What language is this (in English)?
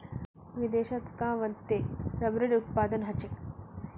Magahi